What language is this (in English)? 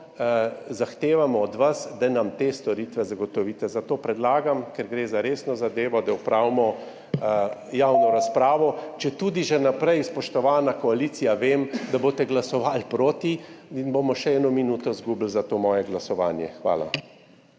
Slovenian